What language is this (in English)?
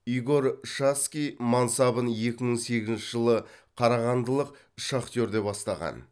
Kazakh